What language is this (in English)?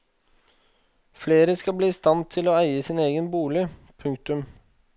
Norwegian